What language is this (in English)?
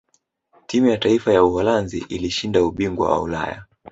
Swahili